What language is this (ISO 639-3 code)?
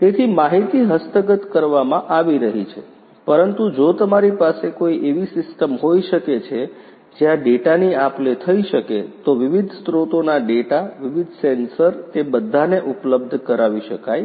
guj